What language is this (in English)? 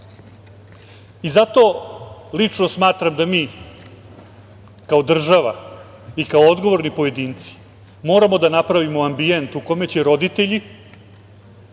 Serbian